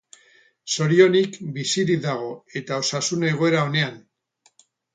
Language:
Basque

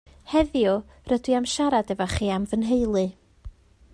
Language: Welsh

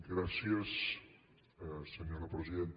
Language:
Catalan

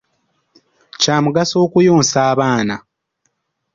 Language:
Ganda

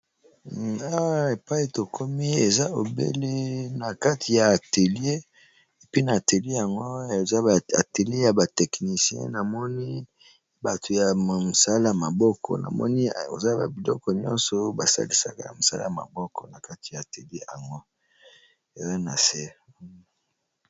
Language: Lingala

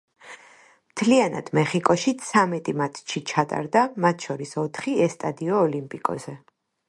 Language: Georgian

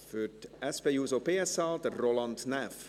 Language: Swiss German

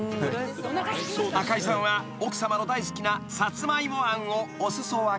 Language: Japanese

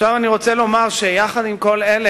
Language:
Hebrew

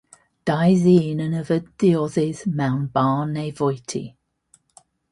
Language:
Welsh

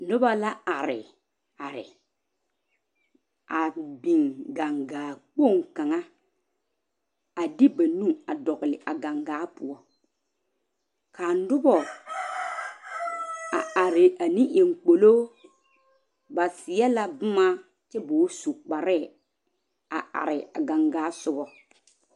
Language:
Southern Dagaare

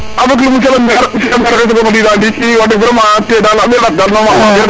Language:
Serer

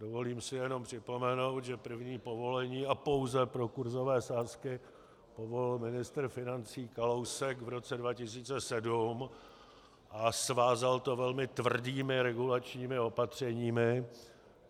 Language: Czech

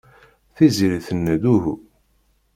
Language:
Kabyle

